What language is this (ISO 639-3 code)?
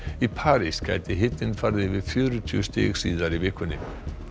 isl